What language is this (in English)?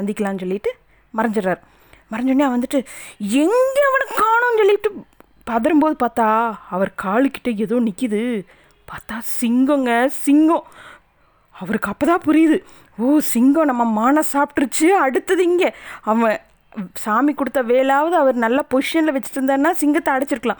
Tamil